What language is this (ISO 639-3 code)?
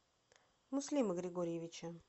rus